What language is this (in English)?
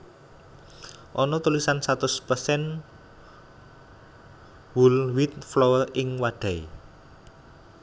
Javanese